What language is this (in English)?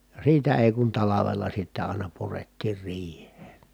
Finnish